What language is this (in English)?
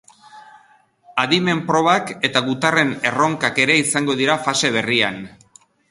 Basque